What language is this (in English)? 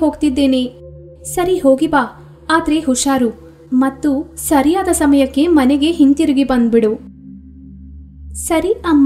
Hindi